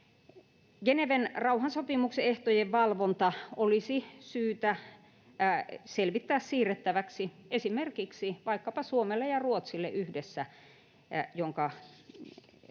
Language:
Finnish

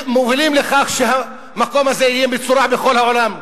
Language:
Hebrew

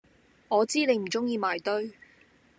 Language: Cantonese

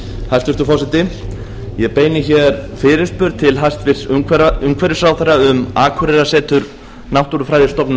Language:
Icelandic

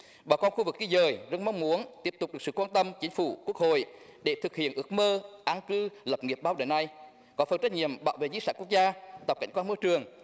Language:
Vietnamese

